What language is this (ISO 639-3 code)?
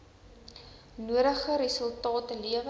afr